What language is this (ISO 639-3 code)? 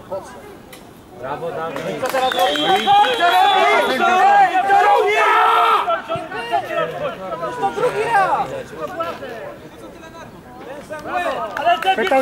pol